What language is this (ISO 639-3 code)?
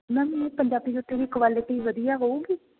pan